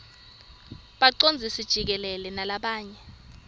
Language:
Swati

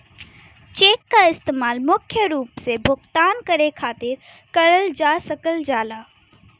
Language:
Bhojpuri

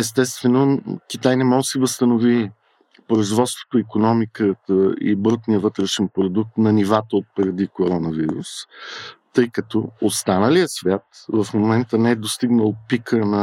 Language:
Bulgarian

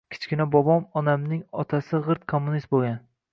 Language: Uzbek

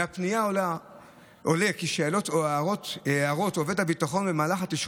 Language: Hebrew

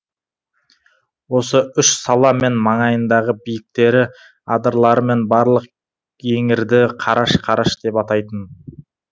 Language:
Kazakh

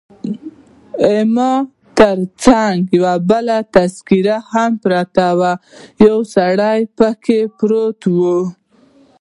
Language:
Pashto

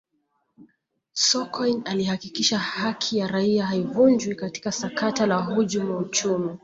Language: Swahili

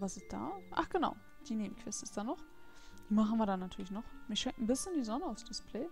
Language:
German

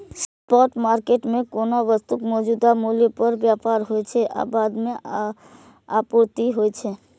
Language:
Maithili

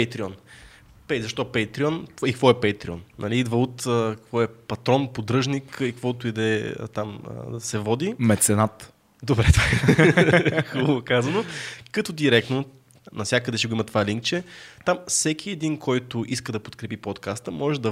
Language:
Bulgarian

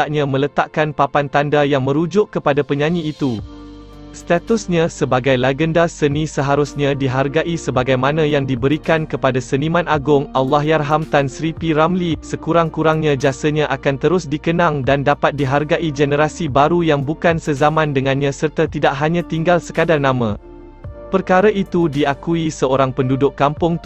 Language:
Malay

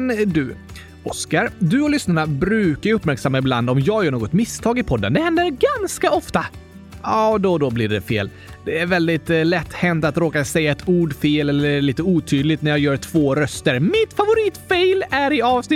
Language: Swedish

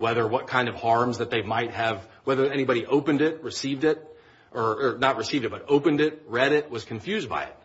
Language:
English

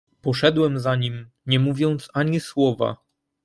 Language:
Polish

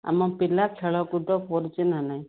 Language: Odia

